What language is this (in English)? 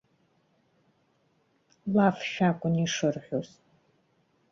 Abkhazian